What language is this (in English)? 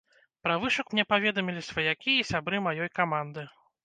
Belarusian